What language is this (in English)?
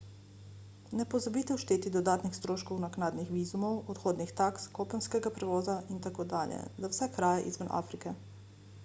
Slovenian